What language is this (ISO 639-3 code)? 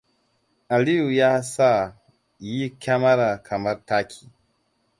hau